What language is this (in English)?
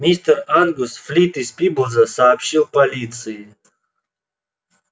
Russian